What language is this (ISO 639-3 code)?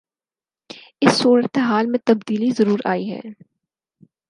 urd